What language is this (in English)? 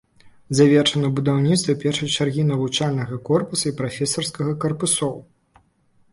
Belarusian